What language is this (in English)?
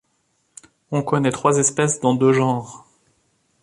French